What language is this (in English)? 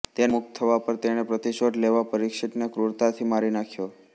Gujarati